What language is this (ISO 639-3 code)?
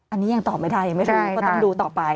tha